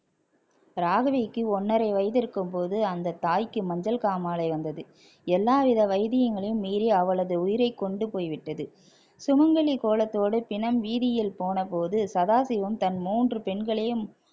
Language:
Tamil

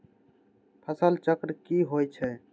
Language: Magahi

